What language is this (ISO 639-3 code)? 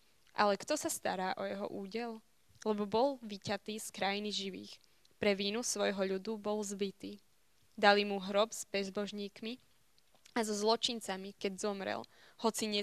slk